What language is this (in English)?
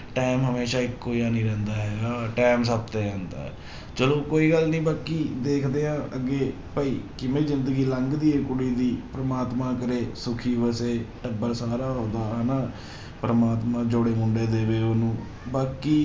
Punjabi